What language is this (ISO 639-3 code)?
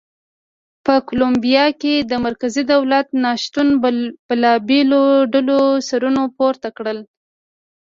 pus